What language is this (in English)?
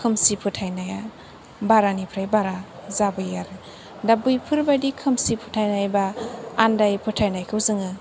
Bodo